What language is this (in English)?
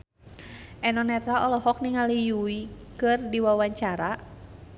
Sundanese